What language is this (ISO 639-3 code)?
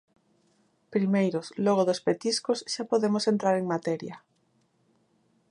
glg